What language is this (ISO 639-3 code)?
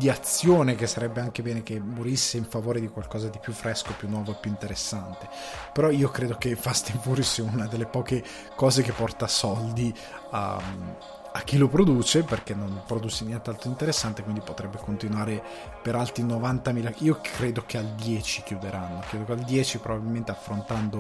ita